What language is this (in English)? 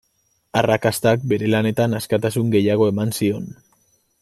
Basque